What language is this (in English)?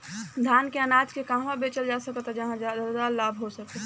Bhojpuri